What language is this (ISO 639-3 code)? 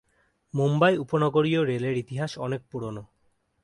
ben